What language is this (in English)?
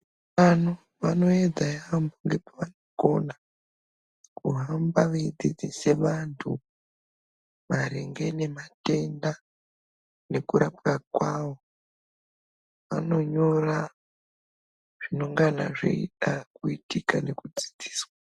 Ndau